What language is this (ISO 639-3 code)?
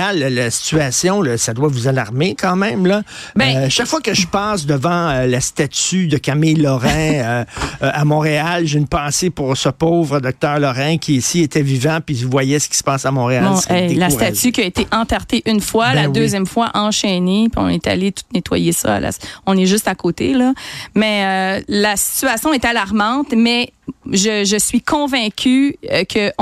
fra